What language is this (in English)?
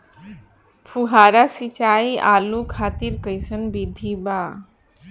Bhojpuri